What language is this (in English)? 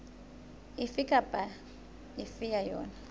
Southern Sotho